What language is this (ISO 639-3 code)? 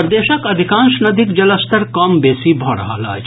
mai